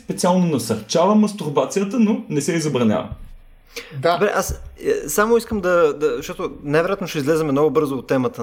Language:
Bulgarian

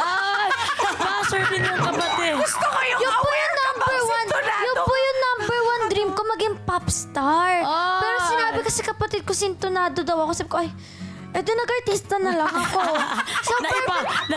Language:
Filipino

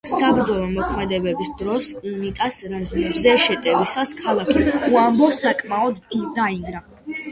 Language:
Georgian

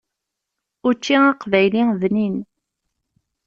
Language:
Kabyle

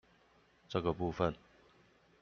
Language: Chinese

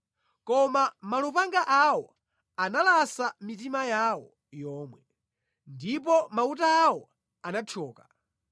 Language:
Nyanja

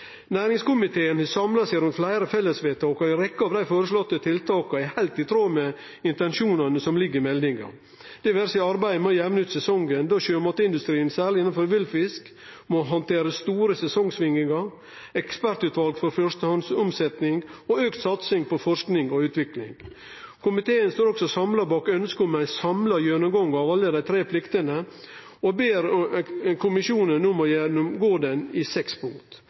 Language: Norwegian Nynorsk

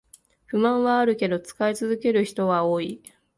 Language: Japanese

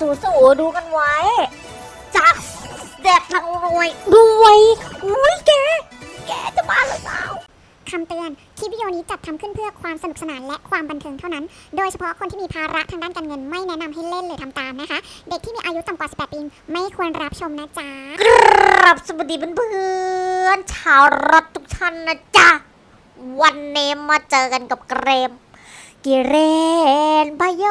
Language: Thai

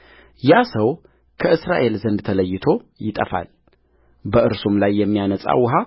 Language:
Amharic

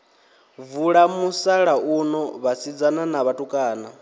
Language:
Venda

